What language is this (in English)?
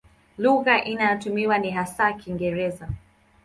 Swahili